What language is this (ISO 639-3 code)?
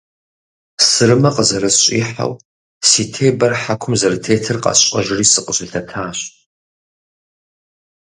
kbd